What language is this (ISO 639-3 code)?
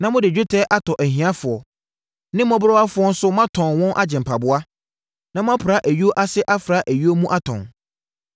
aka